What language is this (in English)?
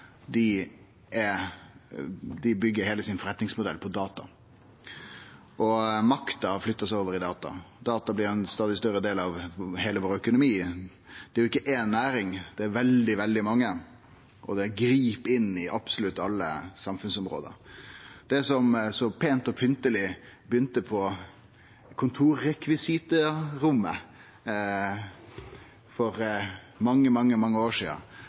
Norwegian Nynorsk